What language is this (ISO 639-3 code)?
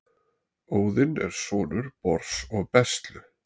isl